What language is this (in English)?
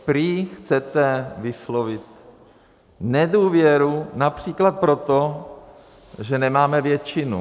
Czech